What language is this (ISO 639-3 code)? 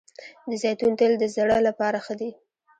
pus